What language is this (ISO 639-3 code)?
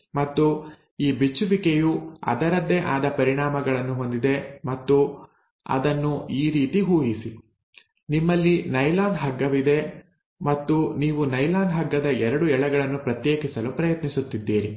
kan